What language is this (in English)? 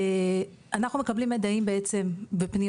Hebrew